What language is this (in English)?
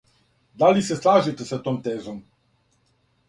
Serbian